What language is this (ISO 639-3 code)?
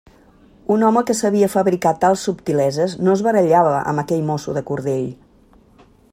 cat